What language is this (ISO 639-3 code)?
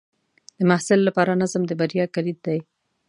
pus